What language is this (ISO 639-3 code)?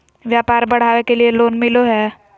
mag